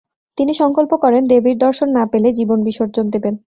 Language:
Bangla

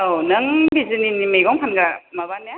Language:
Bodo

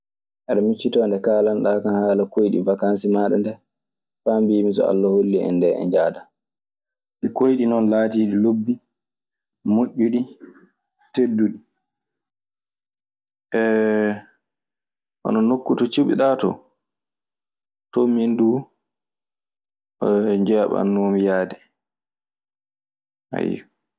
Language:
Maasina Fulfulde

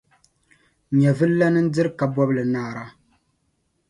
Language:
Dagbani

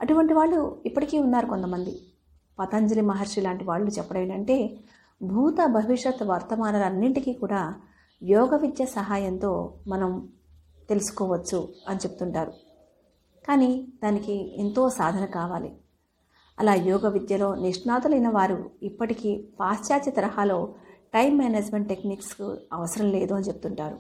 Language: Telugu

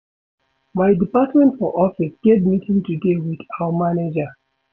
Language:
Nigerian Pidgin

